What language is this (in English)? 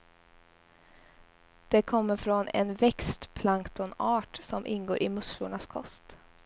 Swedish